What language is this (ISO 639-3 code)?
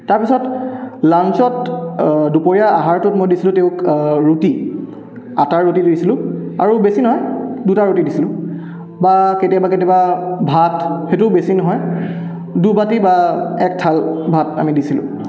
asm